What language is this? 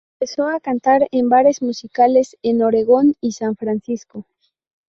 Spanish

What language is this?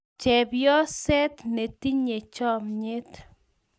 Kalenjin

